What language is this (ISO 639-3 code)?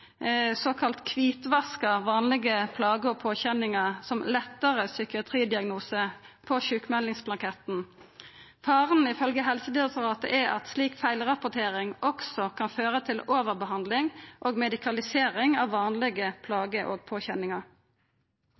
nno